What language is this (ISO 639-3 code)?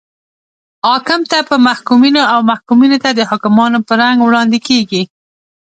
pus